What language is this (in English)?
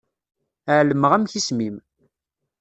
Kabyle